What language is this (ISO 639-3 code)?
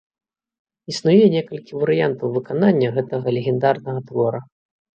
bel